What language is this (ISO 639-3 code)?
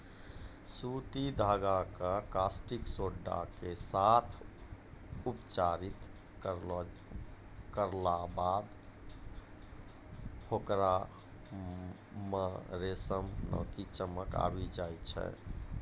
mai